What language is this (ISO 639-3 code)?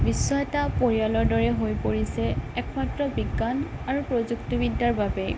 asm